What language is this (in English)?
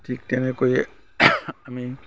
Assamese